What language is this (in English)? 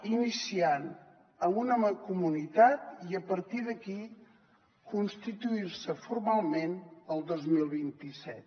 Catalan